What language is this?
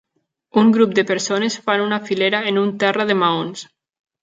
Catalan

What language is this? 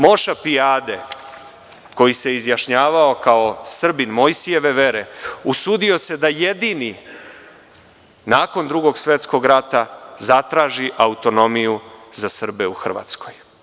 Serbian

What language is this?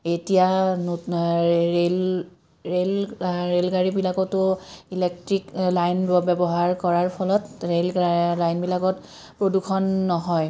Assamese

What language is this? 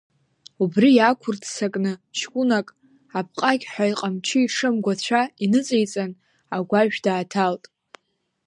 Abkhazian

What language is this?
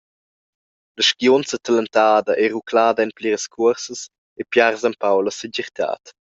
Romansh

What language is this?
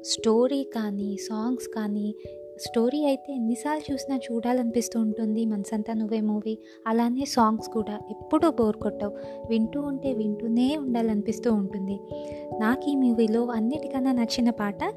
Telugu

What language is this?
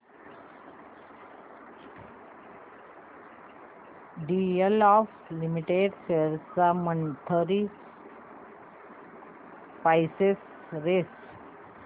Marathi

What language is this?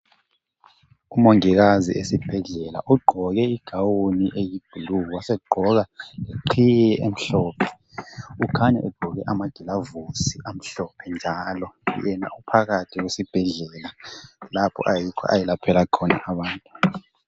North Ndebele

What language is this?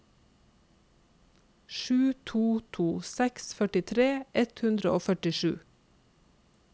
Norwegian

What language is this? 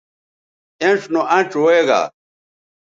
Bateri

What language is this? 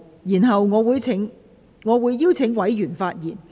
Cantonese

